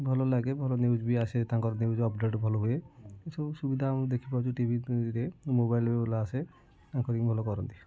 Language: Odia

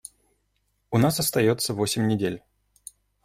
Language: Russian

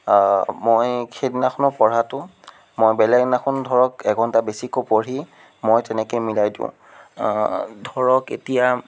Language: Assamese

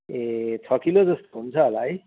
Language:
Nepali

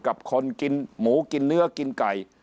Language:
Thai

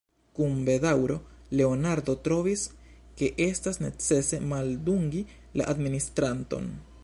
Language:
Esperanto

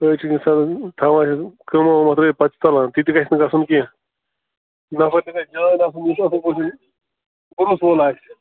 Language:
Kashmiri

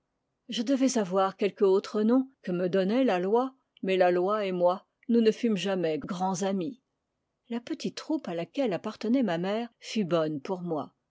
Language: French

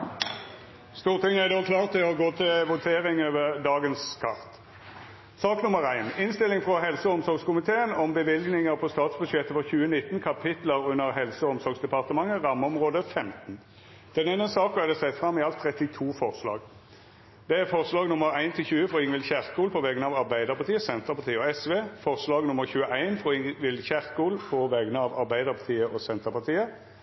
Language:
Norwegian Nynorsk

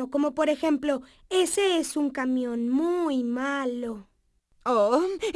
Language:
Spanish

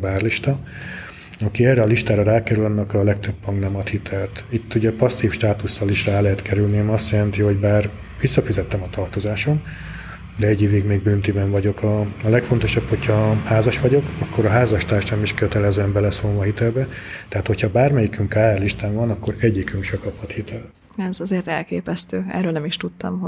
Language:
Hungarian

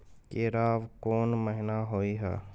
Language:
Maithili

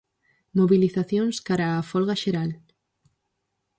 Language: Galician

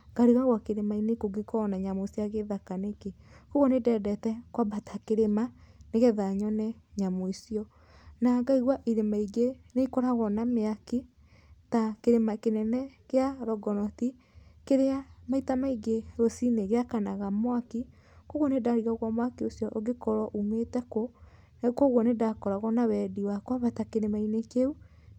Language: Kikuyu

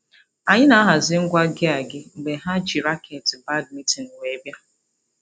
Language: Igbo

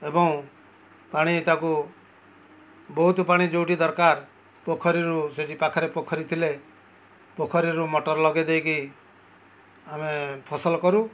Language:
Odia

